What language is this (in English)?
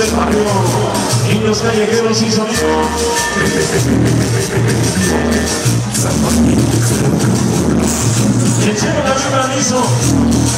Spanish